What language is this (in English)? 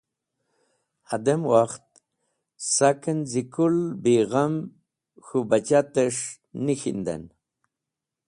Wakhi